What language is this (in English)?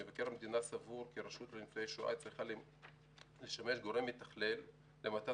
Hebrew